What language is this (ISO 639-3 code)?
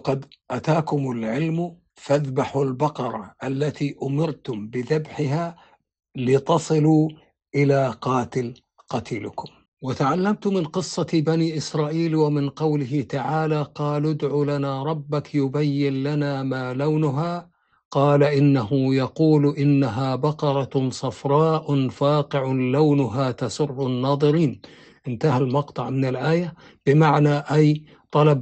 ara